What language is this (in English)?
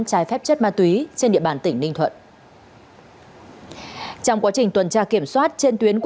Vietnamese